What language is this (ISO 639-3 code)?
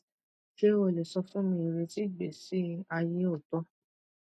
yor